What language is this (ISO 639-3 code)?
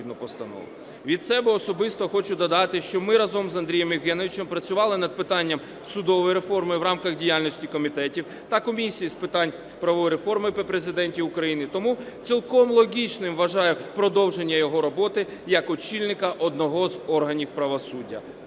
ukr